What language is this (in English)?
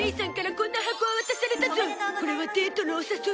Japanese